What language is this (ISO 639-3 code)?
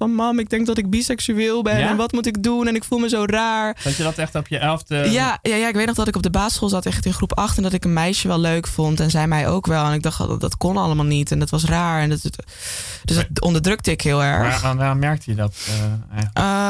nld